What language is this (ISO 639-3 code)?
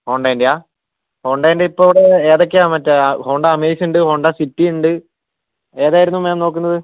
mal